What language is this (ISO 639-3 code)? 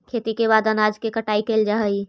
mag